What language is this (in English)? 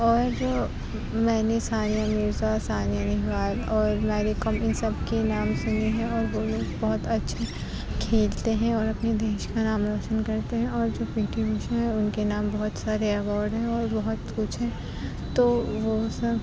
Urdu